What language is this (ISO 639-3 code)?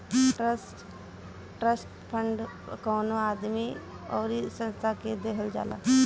bho